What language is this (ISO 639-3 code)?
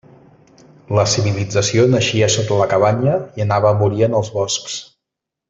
cat